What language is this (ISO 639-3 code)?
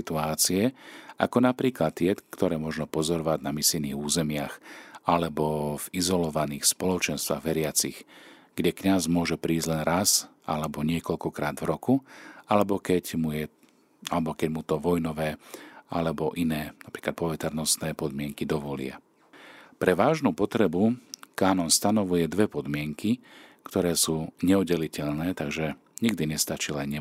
slk